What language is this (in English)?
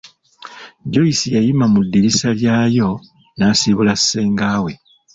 Ganda